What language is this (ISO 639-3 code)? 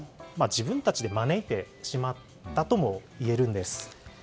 jpn